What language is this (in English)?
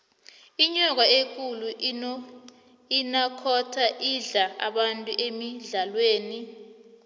South Ndebele